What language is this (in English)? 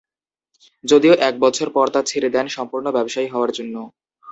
Bangla